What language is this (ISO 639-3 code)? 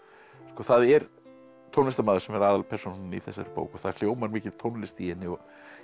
isl